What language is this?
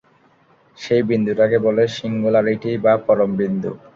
Bangla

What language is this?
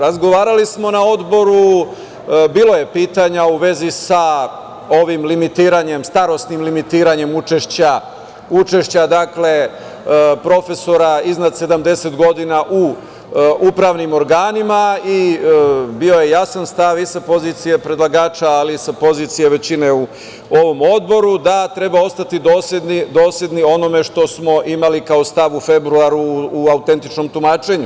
Serbian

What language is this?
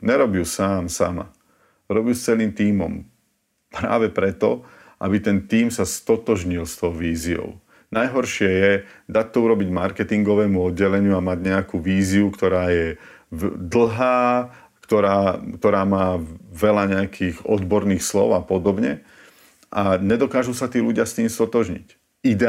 Slovak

